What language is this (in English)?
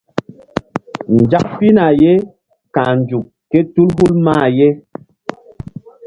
Mbum